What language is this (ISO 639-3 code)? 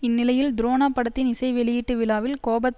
tam